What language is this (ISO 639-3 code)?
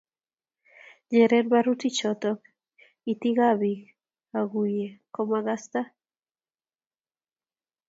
kln